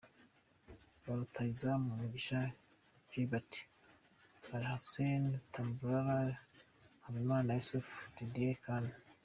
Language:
Kinyarwanda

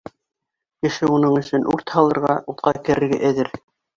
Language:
Bashkir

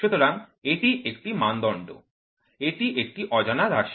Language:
Bangla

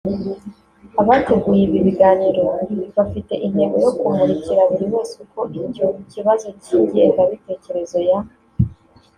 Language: Kinyarwanda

